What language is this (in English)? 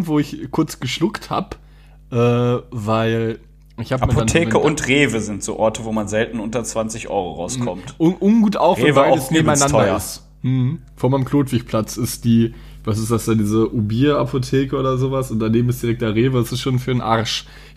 German